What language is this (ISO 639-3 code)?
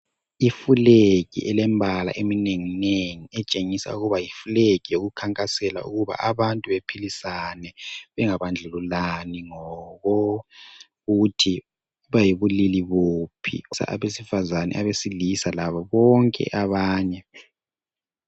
nde